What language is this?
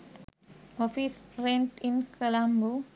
Sinhala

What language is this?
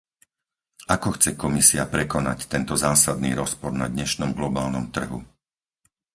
Slovak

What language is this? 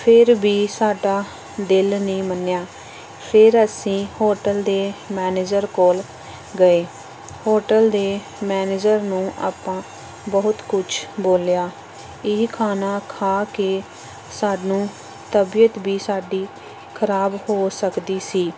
Punjabi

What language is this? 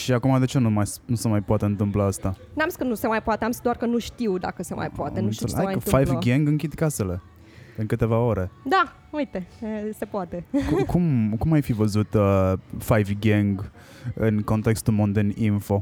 Romanian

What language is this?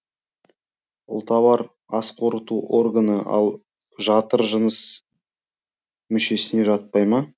Kazakh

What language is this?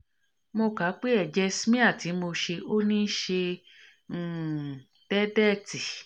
Yoruba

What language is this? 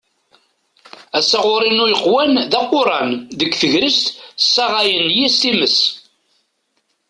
Kabyle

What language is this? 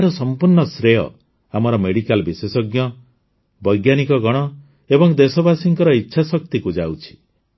Odia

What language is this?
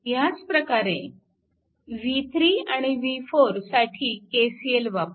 Marathi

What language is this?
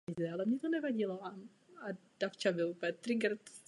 Czech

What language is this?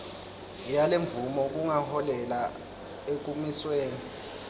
Swati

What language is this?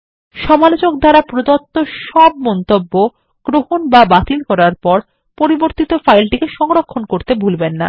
Bangla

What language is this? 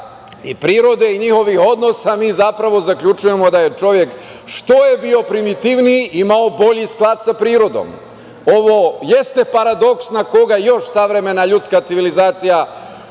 Serbian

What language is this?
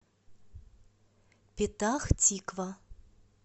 Russian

